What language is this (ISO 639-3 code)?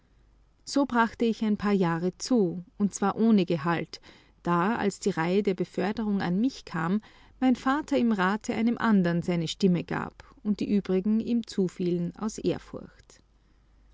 deu